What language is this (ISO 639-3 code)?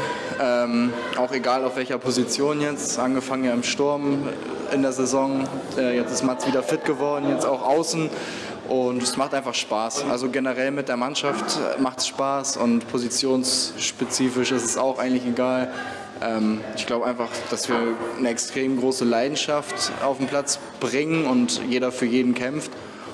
deu